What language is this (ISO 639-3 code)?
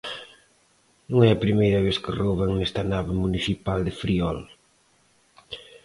glg